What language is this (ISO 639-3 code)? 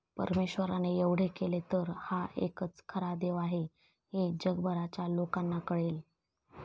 mar